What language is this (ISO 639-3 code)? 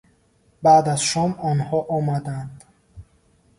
tgk